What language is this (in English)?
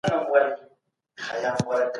Pashto